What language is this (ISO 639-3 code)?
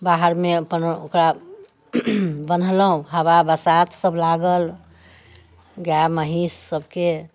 mai